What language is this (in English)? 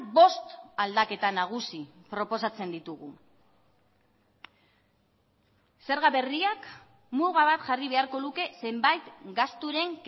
Basque